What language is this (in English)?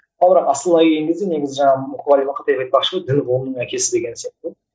Kazakh